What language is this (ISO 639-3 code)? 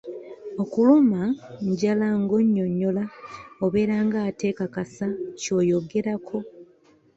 lug